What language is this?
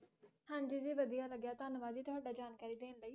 Punjabi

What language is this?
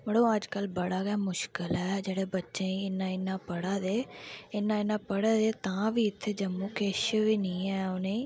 Dogri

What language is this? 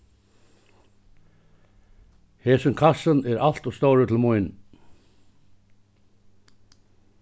Faroese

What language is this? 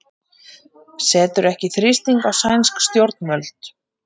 Icelandic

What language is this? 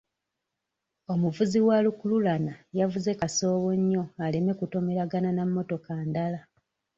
Ganda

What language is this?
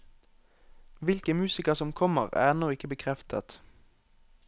Norwegian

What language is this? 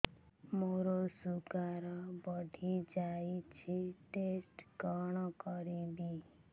Odia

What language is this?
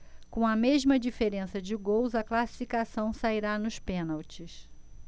Portuguese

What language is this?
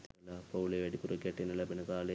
Sinhala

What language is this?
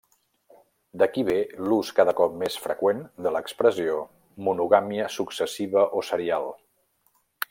Catalan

